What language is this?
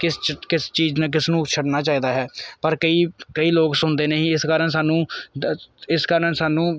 Punjabi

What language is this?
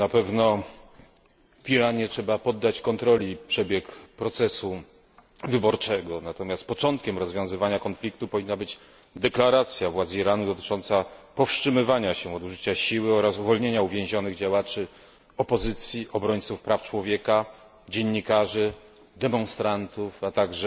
Polish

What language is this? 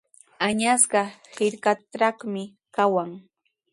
Sihuas Ancash Quechua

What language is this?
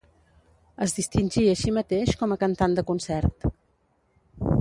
Catalan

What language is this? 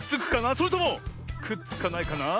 Japanese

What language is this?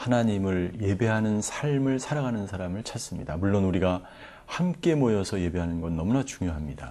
Korean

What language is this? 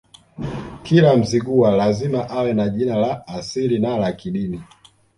Swahili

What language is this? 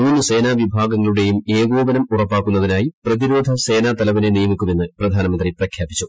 Malayalam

